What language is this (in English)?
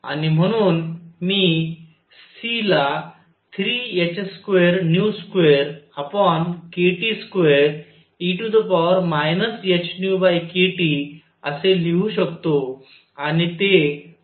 Marathi